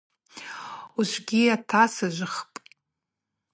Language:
Abaza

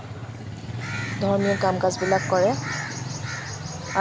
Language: Assamese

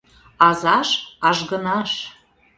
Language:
Mari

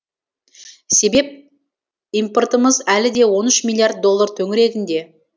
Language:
Kazakh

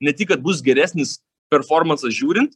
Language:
Lithuanian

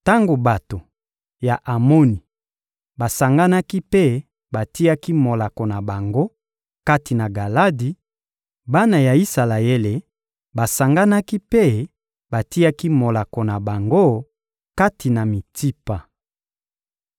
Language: Lingala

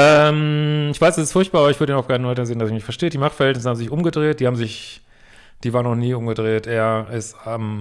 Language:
German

